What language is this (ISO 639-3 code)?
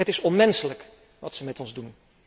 nld